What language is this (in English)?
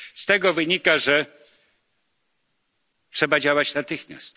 Polish